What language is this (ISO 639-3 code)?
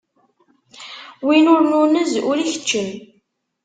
kab